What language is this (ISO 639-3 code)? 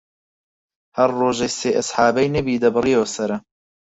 ckb